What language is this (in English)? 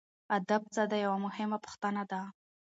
Pashto